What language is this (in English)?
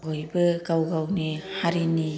Bodo